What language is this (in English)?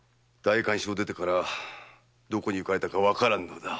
Japanese